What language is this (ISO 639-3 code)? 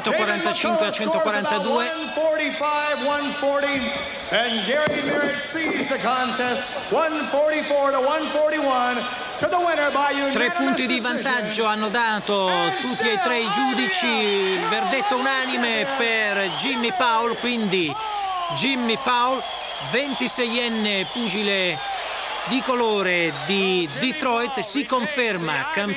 ita